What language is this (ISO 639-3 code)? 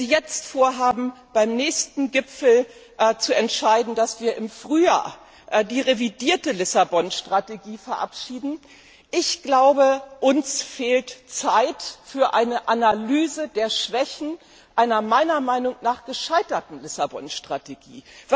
deu